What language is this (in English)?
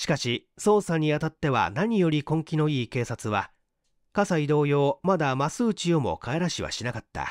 Japanese